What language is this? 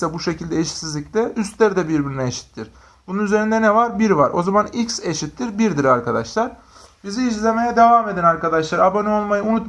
Turkish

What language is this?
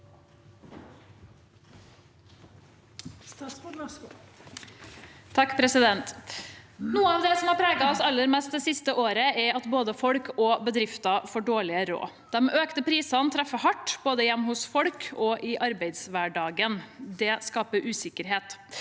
Norwegian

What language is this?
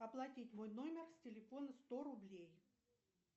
Russian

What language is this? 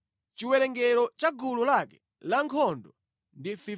Nyanja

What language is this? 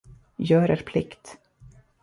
Swedish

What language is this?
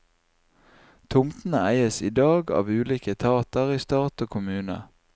Norwegian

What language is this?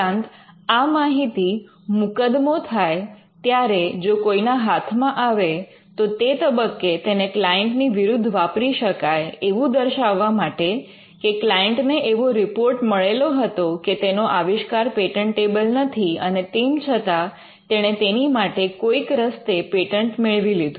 Gujarati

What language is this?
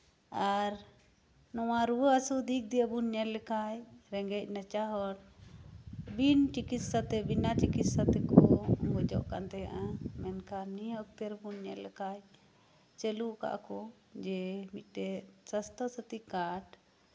Santali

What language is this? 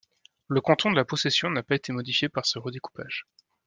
French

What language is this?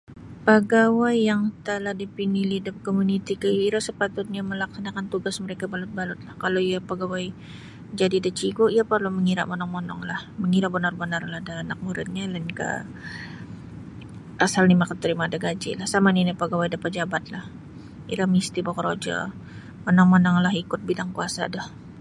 Sabah Bisaya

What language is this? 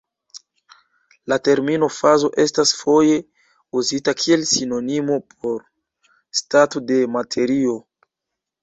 Esperanto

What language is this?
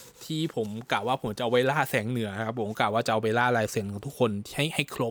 Thai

